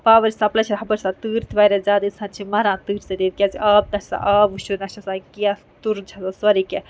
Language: Kashmiri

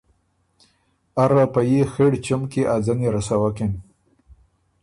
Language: Ormuri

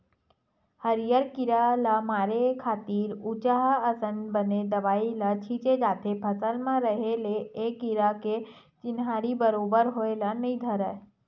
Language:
Chhattisgarhi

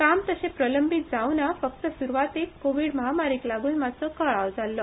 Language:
Konkani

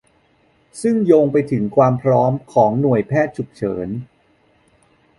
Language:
Thai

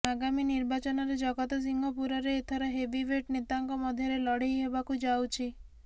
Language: Odia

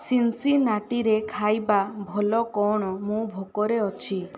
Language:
Odia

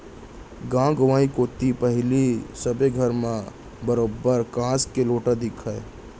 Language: Chhattisgarhi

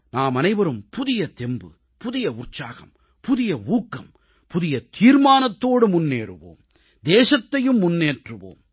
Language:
Tamil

